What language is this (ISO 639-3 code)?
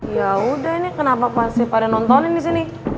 ind